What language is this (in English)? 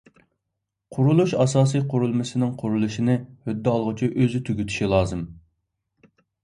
Uyghur